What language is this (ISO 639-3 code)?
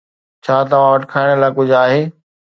snd